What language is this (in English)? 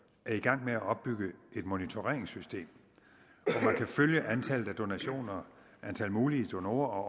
Danish